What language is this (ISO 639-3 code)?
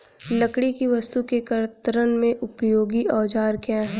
hin